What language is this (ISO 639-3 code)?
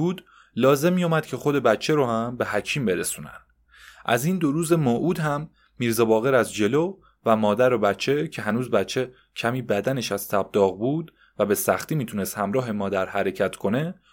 fas